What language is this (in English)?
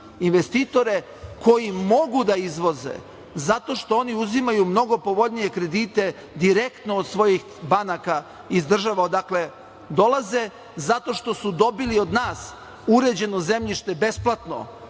Serbian